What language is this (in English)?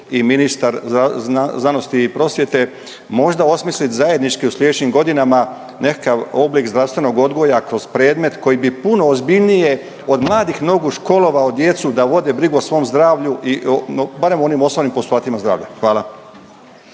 Croatian